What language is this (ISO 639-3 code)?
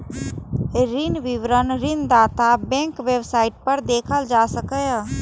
mai